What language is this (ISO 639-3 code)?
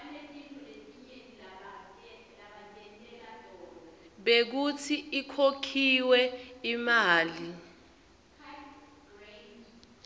ssw